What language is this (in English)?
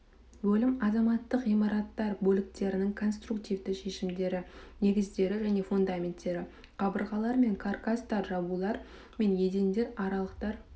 Kazakh